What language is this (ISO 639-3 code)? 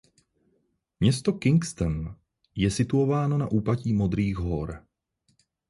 ces